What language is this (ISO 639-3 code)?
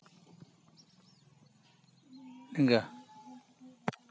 sat